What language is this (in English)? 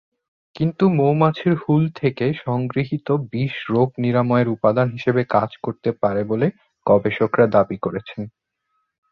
Bangla